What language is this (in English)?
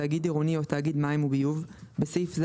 Hebrew